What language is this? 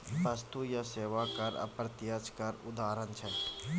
Maithili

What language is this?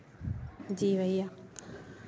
Hindi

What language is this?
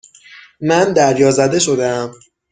Persian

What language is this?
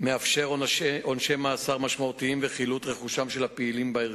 Hebrew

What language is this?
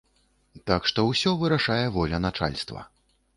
Belarusian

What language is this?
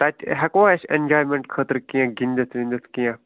Kashmiri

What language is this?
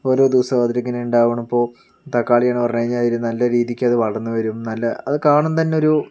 Malayalam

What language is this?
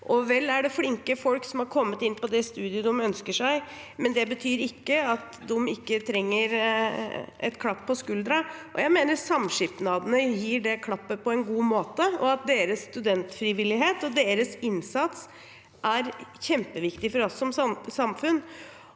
Norwegian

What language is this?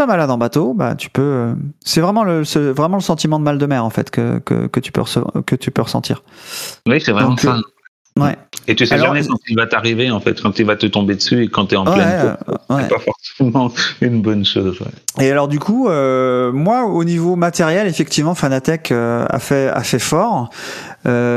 French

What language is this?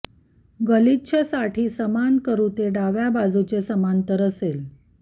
Marathi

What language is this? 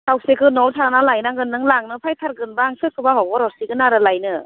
Bodo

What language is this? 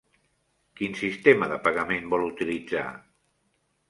Catalan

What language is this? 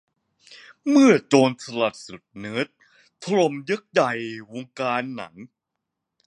Thai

